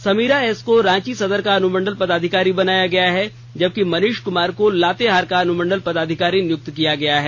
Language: Hindi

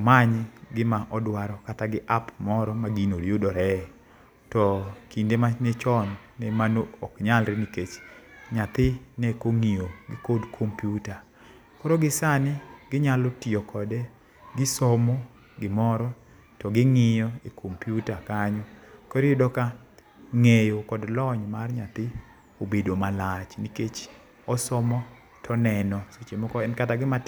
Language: Luo (Kenya and Tanzania)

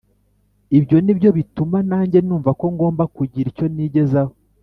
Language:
Kinyarwanda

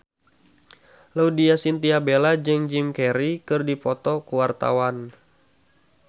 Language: Sundanese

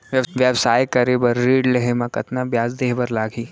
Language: Chhattisgarhi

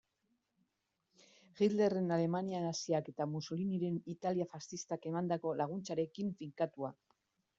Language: Basque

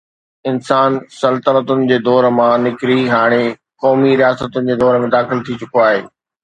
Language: Sindhi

